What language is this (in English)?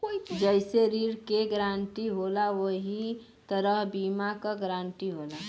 Bhojpuri